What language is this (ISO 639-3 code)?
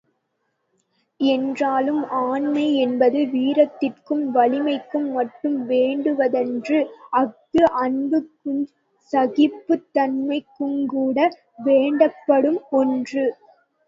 tam